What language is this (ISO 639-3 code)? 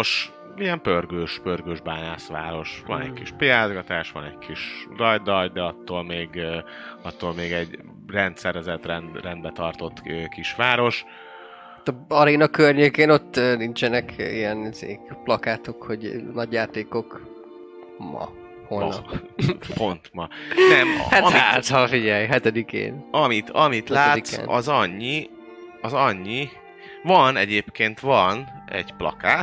hun